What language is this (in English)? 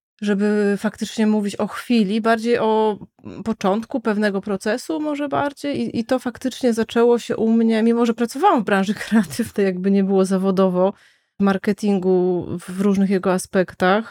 Polish